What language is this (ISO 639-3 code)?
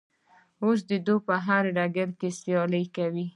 pus